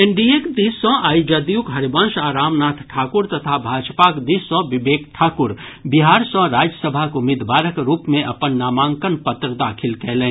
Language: Maithili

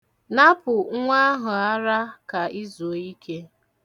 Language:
Igbo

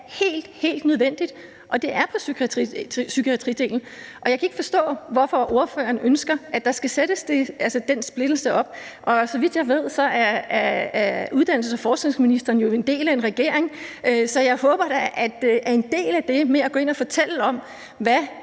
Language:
Danish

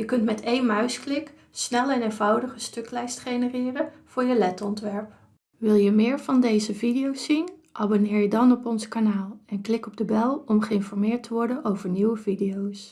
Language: Dutch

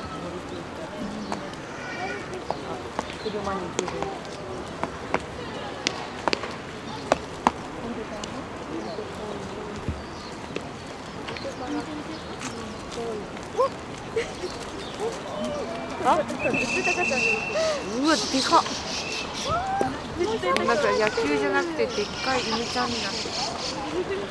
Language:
Japanese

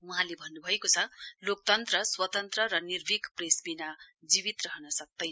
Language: Nepali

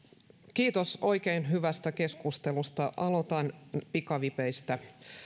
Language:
Finnish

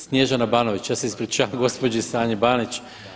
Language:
Croatian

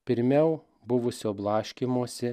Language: Lithuanian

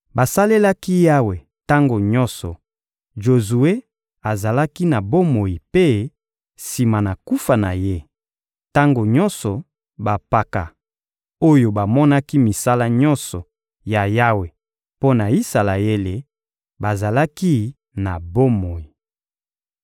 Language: Lingala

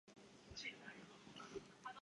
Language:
Chinese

